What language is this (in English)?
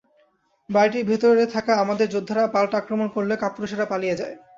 Bangla